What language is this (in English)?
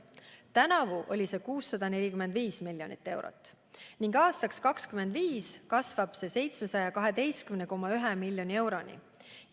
Estonian